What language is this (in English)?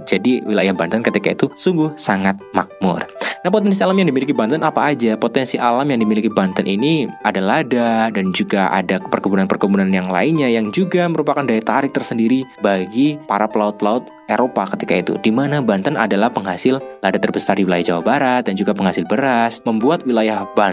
Indonesian